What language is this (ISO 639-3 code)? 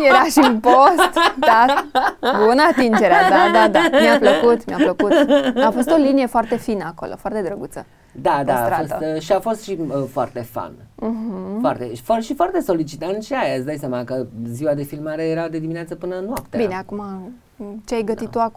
ron